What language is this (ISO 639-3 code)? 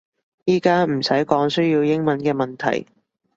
yue